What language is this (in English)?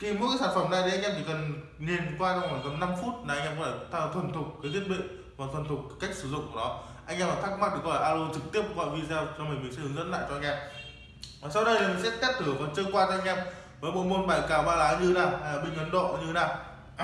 Vietnamese